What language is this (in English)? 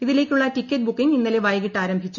Malayalam